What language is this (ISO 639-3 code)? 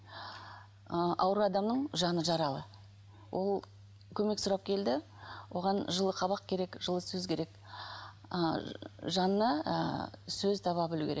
kaz